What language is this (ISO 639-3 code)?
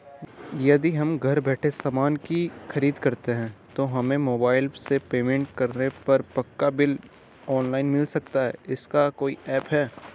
hin